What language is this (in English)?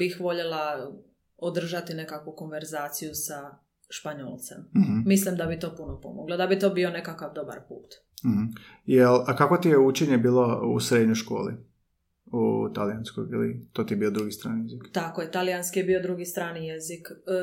Croatian